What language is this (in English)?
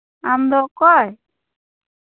Santali